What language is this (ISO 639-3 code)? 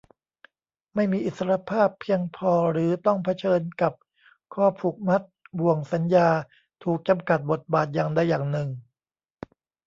tha